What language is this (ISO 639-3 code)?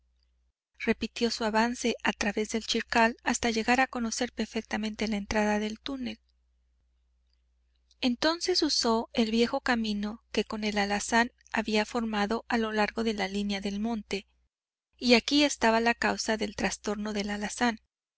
spa